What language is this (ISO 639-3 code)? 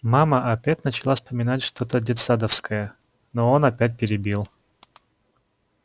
rus